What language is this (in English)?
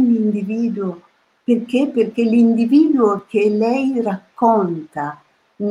Italian